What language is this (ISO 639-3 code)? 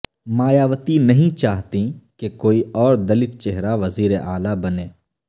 urd